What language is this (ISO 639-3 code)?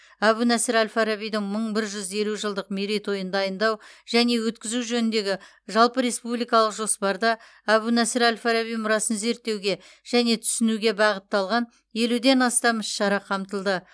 kaz